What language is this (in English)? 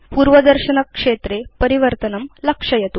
Sanskrit